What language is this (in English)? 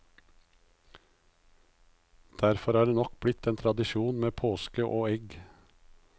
Norwegian